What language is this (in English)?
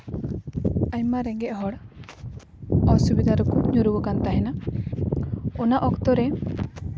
Santali